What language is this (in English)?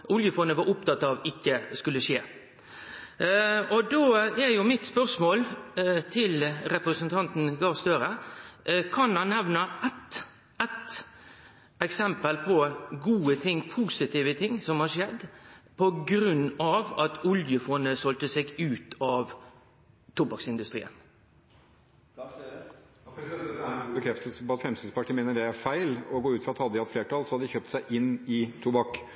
Norwegian